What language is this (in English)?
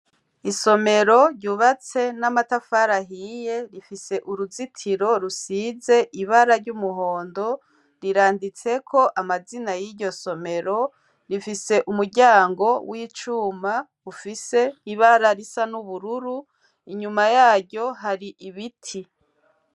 Rundi